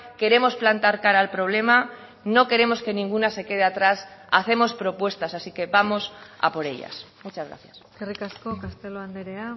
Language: Spanish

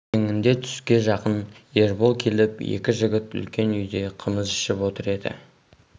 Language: Kazakh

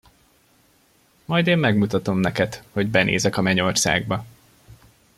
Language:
Hungarian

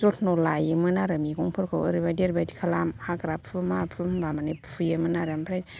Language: Bodo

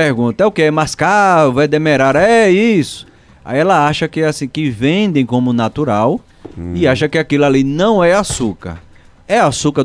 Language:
Portuguese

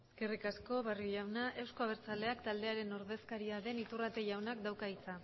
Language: Basque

